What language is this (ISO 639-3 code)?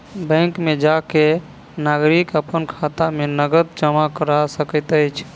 mai